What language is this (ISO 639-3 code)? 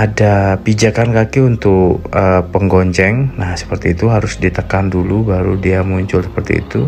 ind